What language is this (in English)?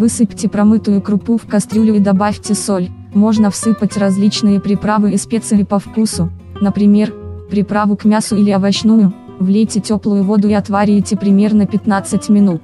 Russian